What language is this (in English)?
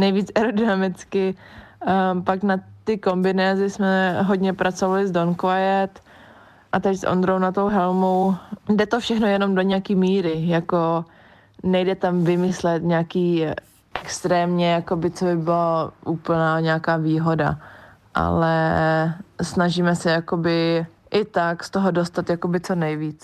Czech